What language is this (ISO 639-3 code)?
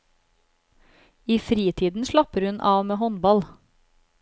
nor